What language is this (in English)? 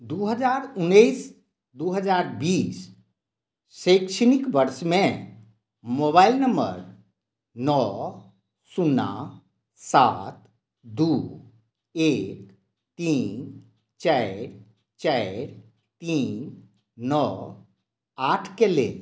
Maithili